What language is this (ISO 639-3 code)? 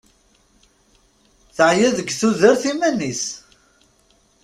kab